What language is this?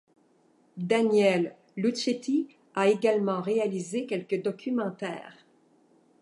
French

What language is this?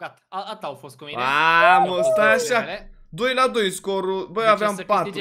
Romanian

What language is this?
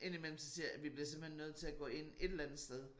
Danish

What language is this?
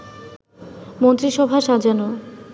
Bangla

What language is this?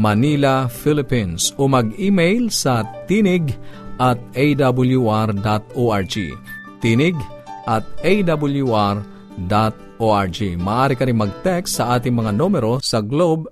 Filipino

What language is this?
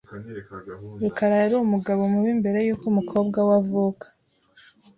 Kinyarwanda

